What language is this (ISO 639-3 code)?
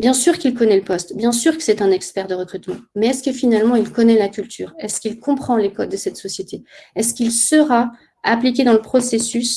fra